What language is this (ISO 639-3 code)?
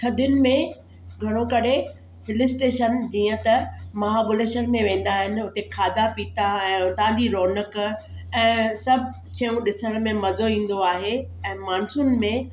snd